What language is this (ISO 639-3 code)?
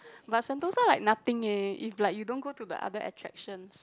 eng